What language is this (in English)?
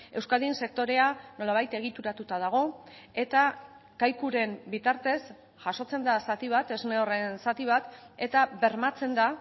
Basque